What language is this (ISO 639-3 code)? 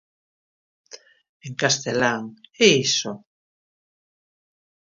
glg